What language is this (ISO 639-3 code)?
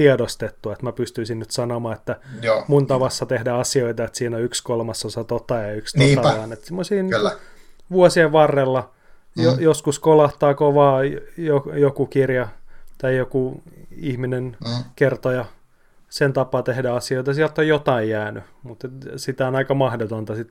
fin